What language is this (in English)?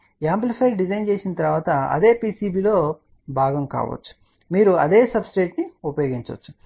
Telugu